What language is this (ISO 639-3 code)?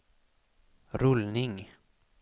swe